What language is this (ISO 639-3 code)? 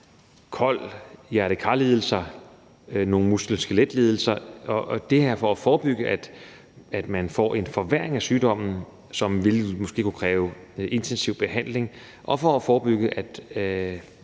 dan